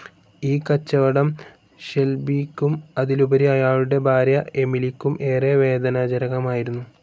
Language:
Malayalam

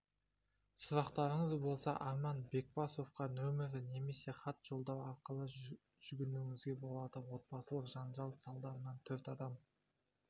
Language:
Kazakh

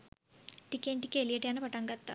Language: Sinhala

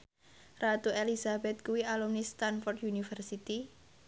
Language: Javanese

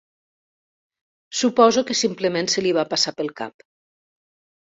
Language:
Catalan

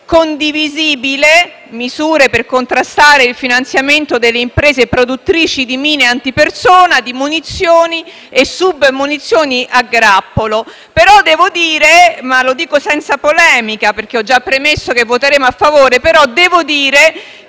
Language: Italian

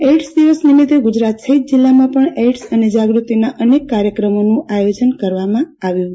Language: Gujarati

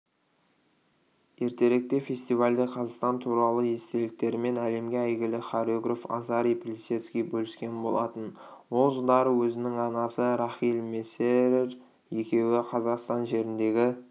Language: Kazakh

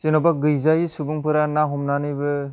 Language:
Bodo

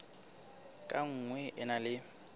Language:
Southern Sotho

